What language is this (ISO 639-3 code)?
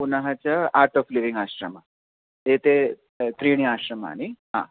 san